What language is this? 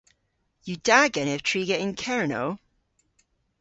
Cornish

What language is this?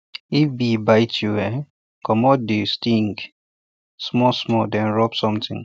Nigerian Pidgin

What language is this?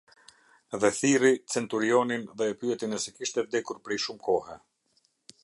Albanian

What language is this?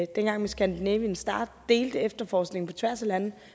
Danish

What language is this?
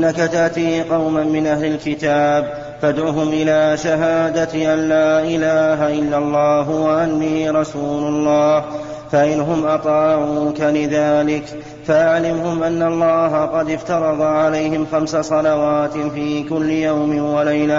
Arabic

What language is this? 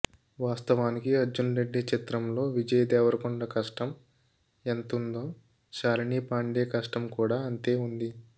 Telugu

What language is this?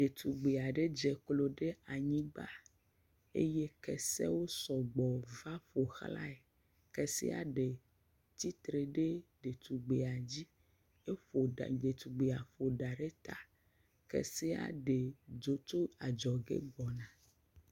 Ewe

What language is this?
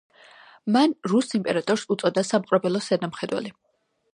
Georgian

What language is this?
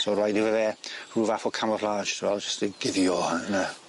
Welsh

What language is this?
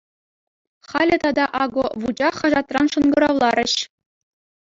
Chuvash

